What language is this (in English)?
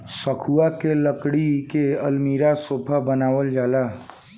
Bhojpuri